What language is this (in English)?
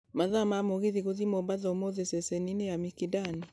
Kikuyu